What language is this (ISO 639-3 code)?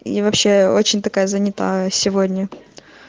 rus